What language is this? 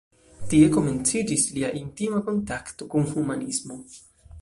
Esperanto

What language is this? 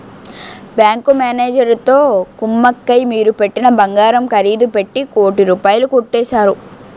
Telugu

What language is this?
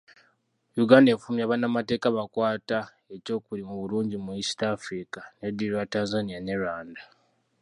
Ganda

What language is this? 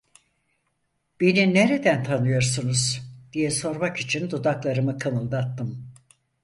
Turkish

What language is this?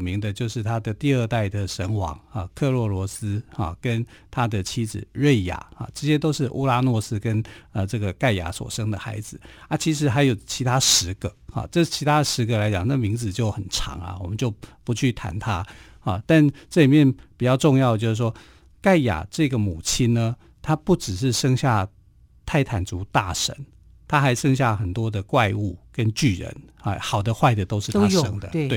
Chinese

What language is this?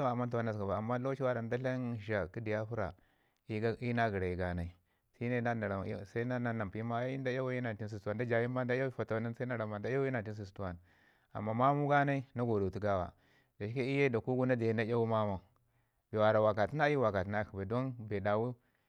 Ngizim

